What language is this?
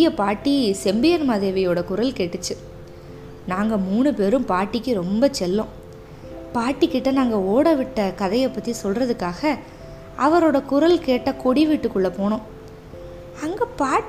Tamil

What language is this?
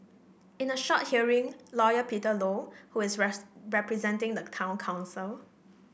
English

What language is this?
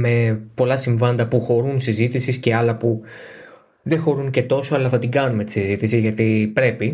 Greek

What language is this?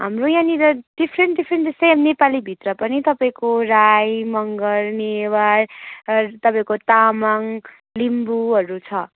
Nepali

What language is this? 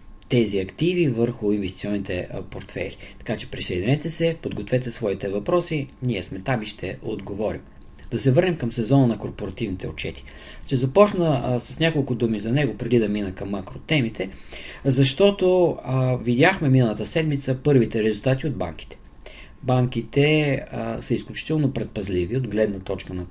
Bulgarian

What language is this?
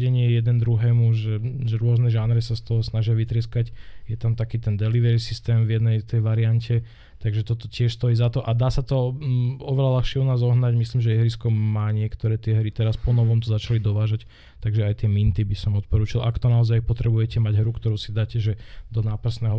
Slovak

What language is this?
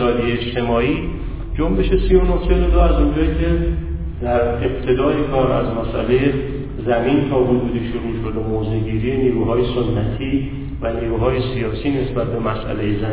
Persian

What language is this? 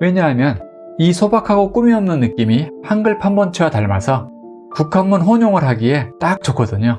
Korean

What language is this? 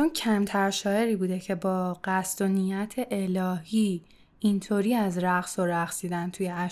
Persian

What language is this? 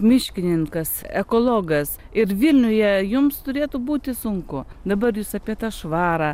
Lithuanian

